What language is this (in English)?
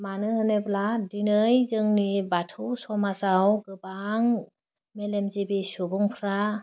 Bodo